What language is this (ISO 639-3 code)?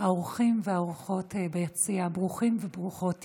heb